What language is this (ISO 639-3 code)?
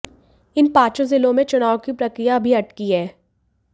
hin